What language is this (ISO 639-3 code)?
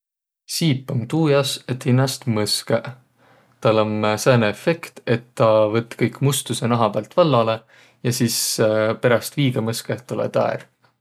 vro